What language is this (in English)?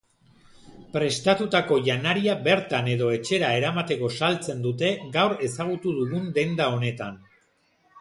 Basque